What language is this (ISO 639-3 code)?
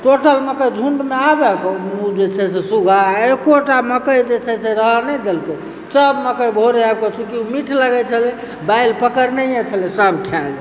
mai